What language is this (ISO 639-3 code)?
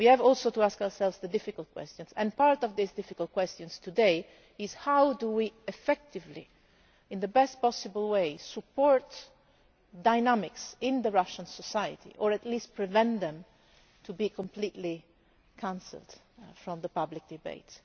eng